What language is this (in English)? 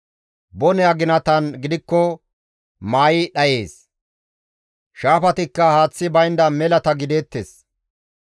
Gamo